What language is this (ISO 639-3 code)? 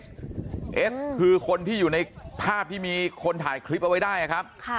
tha